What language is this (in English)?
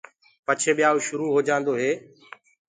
Gurgula